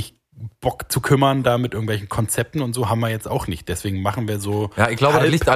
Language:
German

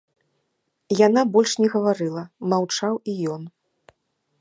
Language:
Belarusian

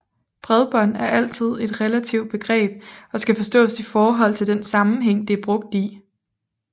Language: Danish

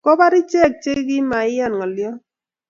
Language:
Kalenjin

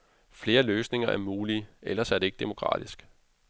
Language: Danish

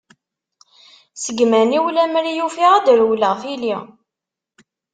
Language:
Kabyle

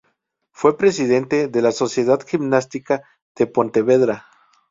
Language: Spanish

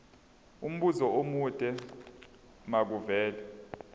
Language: Zulu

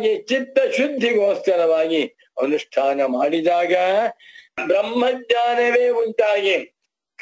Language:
Turkish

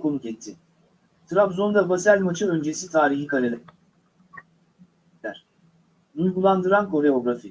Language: Turkish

